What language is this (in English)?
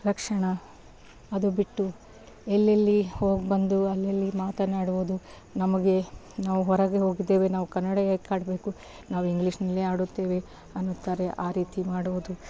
Kannada